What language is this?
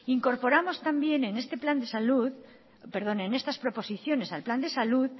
Spanish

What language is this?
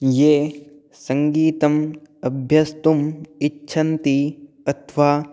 Sanskrit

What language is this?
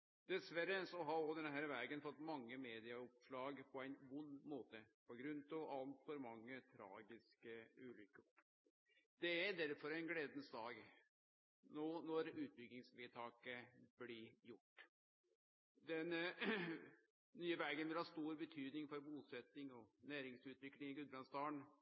Norwegian Nynorsk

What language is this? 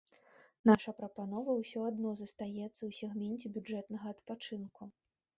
Belarusian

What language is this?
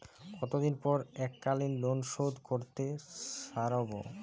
Bangla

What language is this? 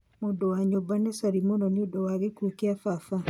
Kikuyu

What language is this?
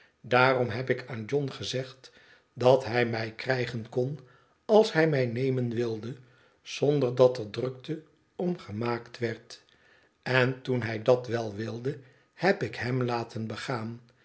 Dutch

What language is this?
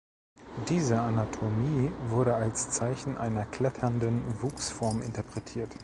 German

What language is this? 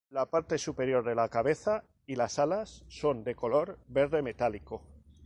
Spanish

